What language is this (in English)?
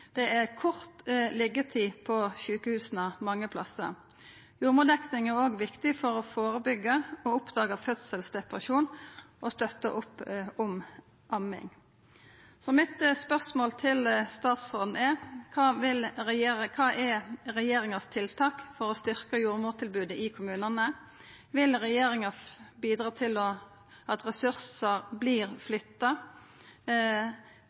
Norwegian Nynorsk